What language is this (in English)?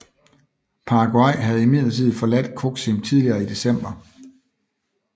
Danish